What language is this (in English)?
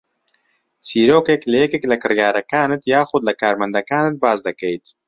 Central Kurdish